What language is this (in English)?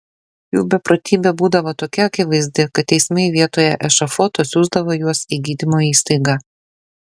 Lithuanian